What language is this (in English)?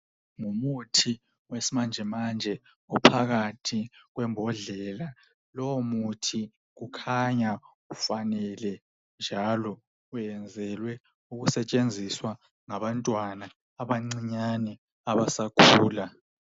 North Ndebele